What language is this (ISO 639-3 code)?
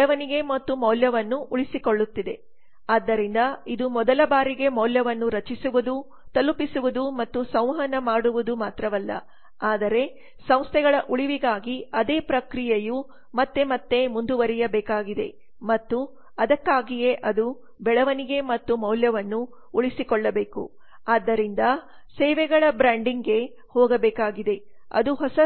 kan